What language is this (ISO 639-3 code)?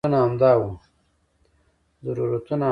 pus